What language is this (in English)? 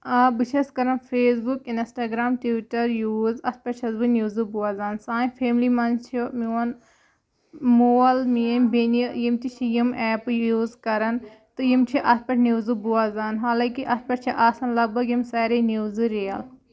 Kashmiri